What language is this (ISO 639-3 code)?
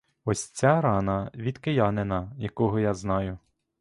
ukr